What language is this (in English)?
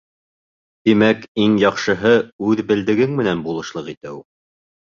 Bashkir